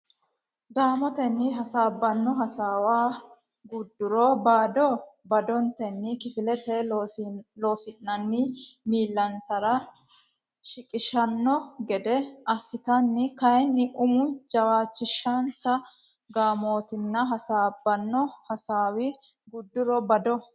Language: Sidamo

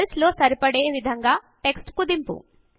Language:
Telugu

